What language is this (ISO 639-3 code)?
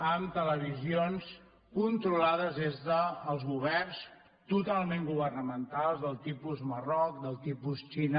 cat